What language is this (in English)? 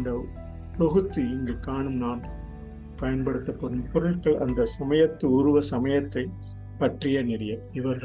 Tamil